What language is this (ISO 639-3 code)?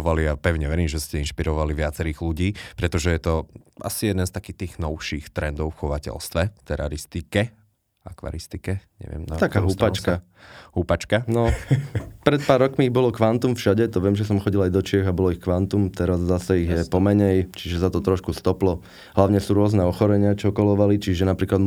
slk